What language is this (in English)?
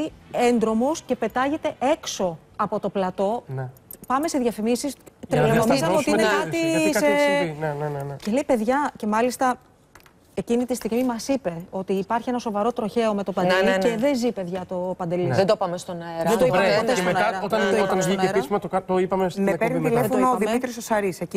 Greek